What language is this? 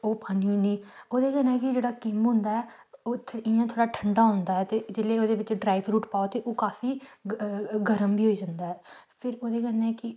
Dogri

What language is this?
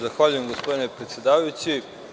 Serbian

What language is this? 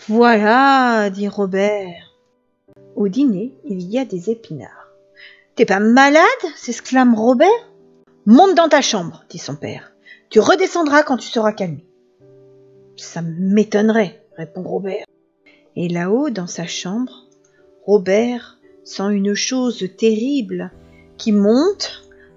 French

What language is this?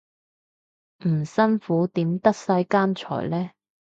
Cantonese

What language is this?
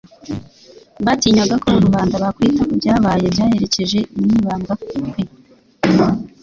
Kinyarwanda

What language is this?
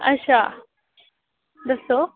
Dogri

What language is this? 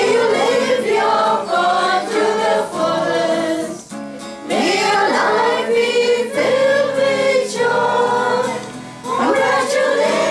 English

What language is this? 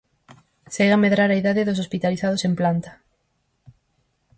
Galician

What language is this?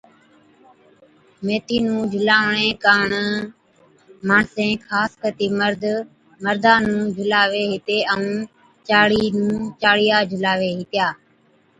Od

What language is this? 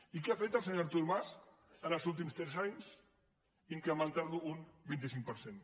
Catalan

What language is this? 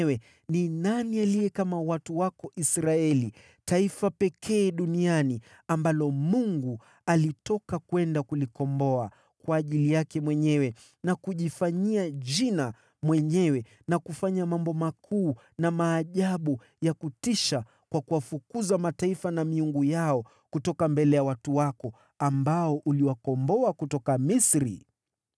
Swahili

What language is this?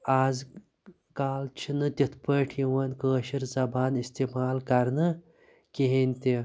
Kashmiri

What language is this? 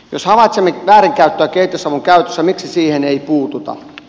Finnish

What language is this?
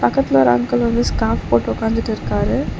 Tamil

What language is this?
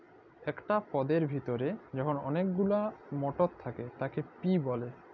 Bangla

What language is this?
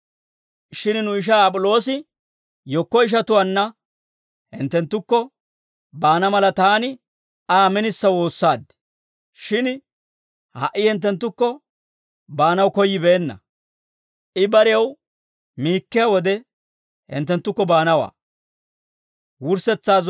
Dawro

